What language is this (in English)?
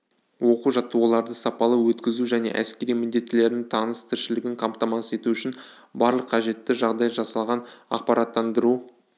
Kazakh